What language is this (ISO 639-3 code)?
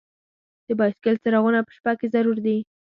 pus